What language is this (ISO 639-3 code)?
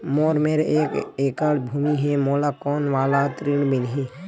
hne